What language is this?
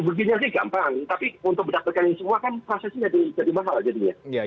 Indonesian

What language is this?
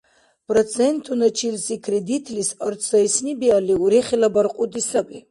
Dargwa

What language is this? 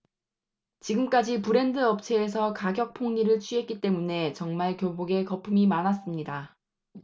Korean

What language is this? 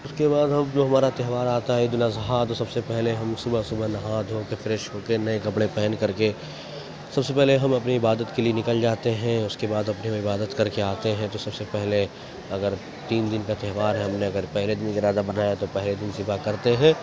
Urdu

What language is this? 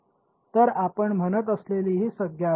Marathi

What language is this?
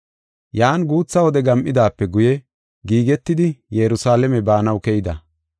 Gofa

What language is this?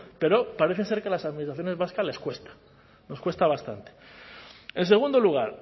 Spanish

